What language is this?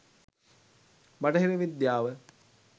Sinhala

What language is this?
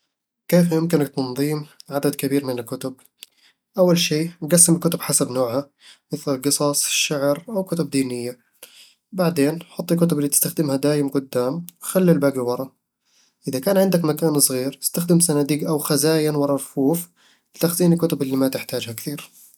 Eastern Egyptian Bedawi Arabic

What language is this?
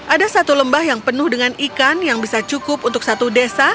Indonesian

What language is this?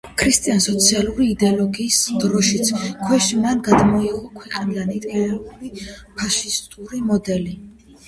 Georgian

